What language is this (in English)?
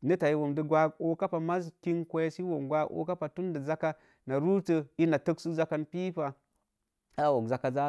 Mom Jango